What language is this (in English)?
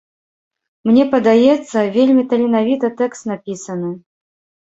Belarusian